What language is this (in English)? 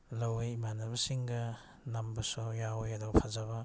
Manipuri